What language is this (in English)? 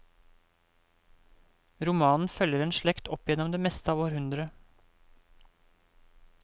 Norwegian